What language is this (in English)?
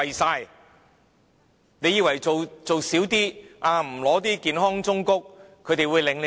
Cantonese